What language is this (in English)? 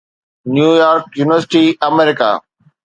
Sindhi